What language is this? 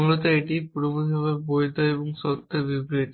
Bangla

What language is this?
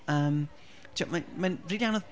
Welsh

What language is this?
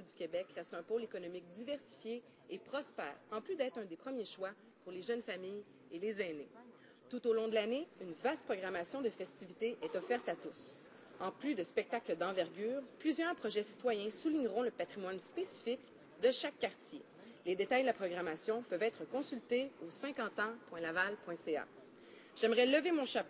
French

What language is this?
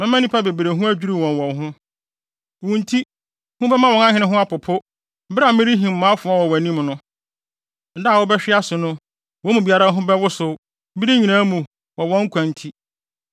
Akan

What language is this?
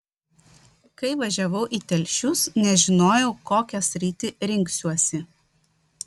Lithuanian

